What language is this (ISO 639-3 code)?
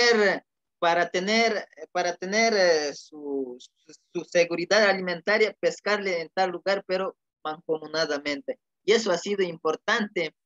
spa